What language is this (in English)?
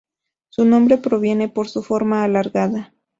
Spanish